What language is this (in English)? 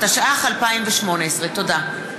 Hebrew